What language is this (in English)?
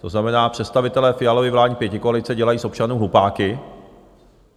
Czech